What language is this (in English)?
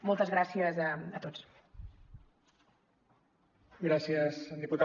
Catalan